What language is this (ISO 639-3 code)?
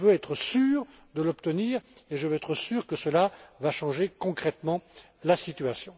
fra